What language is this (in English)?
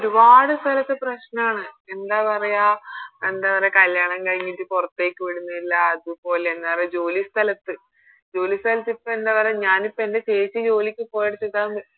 Malayalam